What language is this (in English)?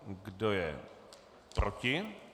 Czech